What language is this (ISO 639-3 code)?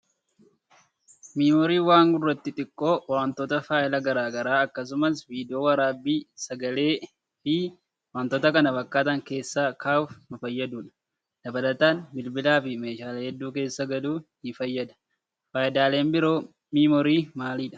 orm